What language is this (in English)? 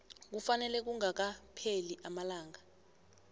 South Ndebele